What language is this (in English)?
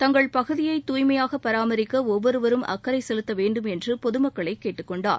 Tamil